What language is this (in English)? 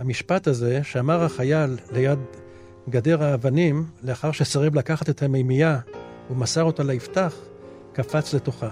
Hebrew